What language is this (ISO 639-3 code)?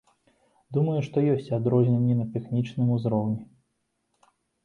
bel